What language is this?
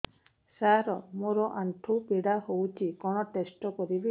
Odia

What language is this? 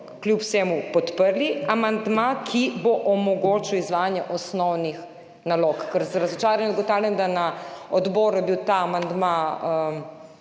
Slovenian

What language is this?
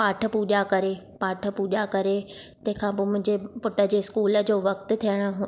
Sindhi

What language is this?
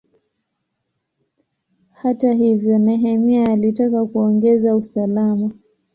Swahili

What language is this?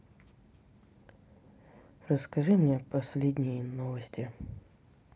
Russian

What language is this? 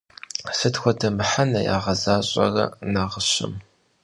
Kabardian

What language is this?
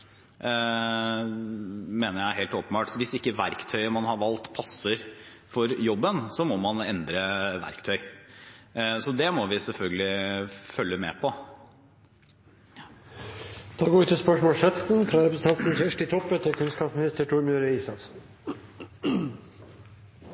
Norwegian Bokmål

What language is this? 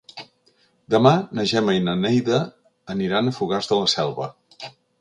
Catalan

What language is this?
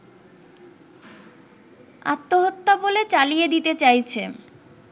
Bangla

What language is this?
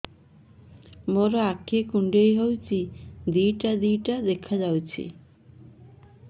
Odia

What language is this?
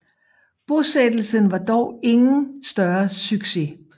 Danish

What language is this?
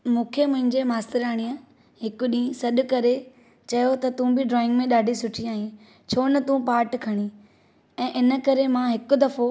Sindhi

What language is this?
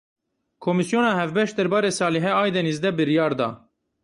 Kurdish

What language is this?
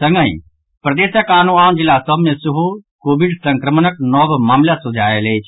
Maithili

